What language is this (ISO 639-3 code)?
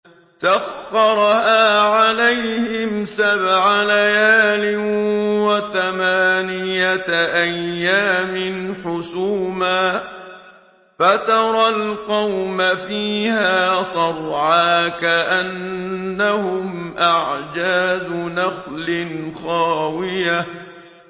ara